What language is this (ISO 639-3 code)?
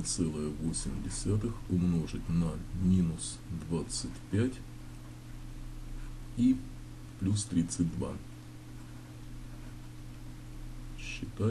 rus